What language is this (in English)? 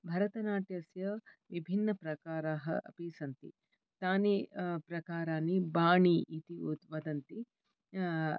Sanskrit